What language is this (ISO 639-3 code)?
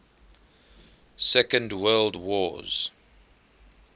eng